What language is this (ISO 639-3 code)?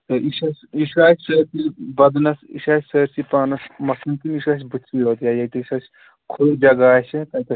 kas